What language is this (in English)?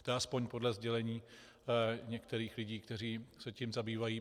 Czech